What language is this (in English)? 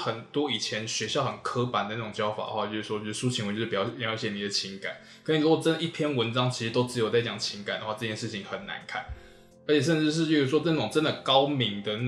Chinese